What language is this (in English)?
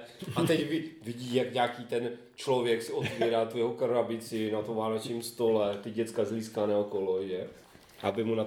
Czech